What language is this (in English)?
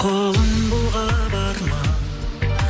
Kazakh